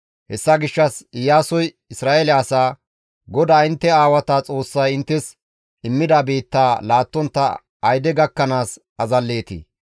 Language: Gamo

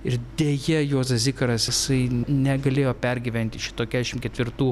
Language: Lithuanian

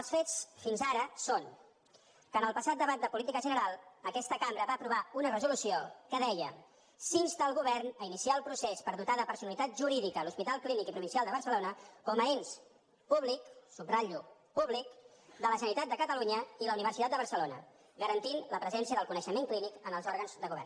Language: Catalan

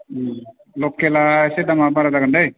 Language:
Bodo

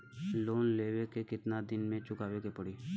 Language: Bhojpuri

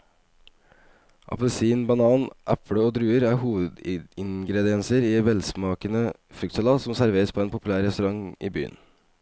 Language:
Norwegian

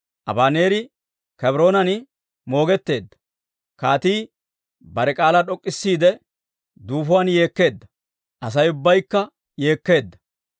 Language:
Dawro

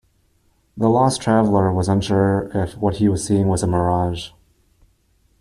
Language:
English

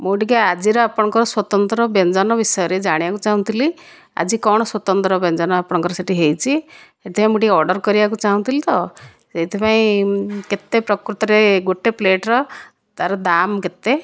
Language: Odia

